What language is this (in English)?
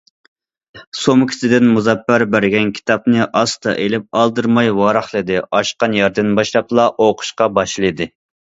Uyghur